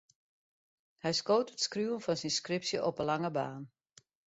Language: Western Frisian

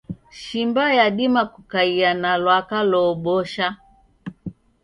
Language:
Taita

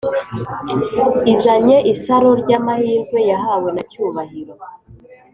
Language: Kinyarwanda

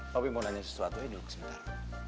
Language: Indonesian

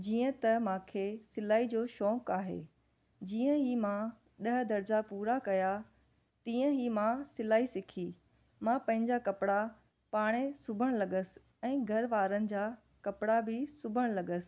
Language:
Sindhi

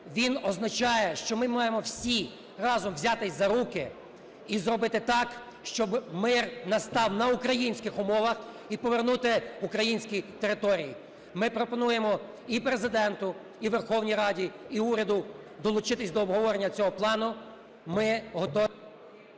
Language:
Ukrainian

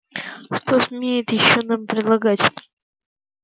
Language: Russian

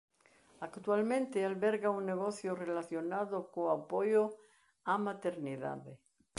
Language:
Galician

